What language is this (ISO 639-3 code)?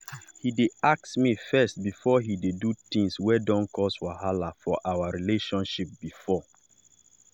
pcm